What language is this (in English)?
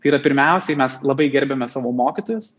Lithuanian